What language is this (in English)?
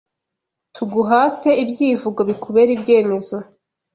Kinyarwanda